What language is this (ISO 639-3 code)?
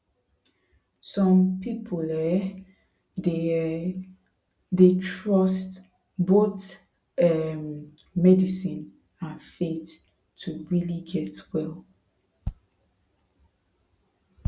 pcm